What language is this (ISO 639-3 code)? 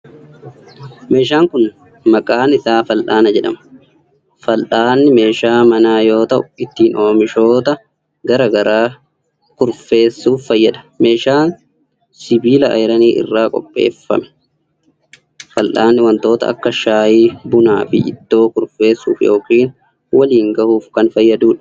orm